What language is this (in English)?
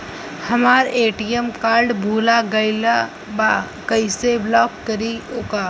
Bhojpuri